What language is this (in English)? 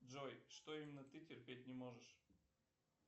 Russian